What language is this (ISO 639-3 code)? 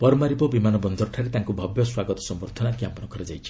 ori